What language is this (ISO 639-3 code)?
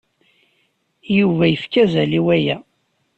kab